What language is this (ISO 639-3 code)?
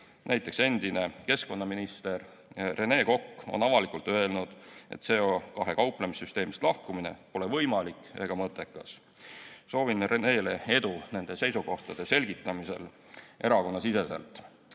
est